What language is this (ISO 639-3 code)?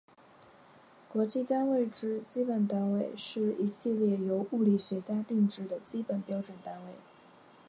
zho